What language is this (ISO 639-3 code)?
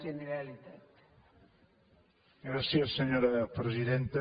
cat